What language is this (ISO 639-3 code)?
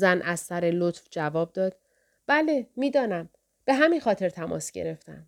fas